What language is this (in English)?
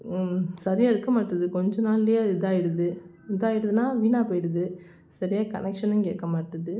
Tamil